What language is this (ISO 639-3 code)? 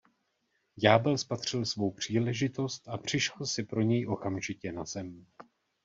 ces